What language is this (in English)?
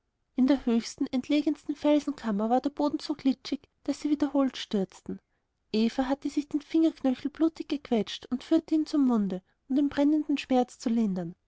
German